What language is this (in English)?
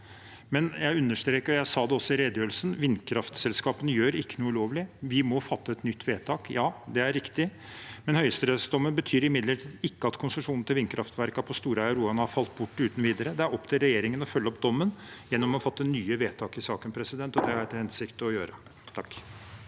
Norwegian